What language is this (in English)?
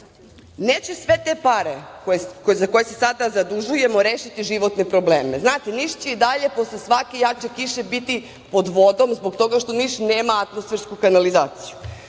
Serbian